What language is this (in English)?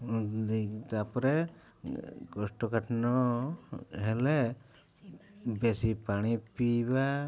Odia